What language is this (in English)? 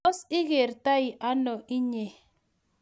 Kalenjin